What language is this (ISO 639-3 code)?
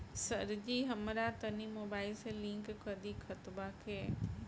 bho